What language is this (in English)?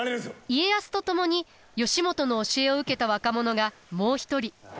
Japanese